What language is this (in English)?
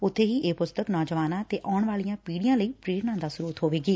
Punjabi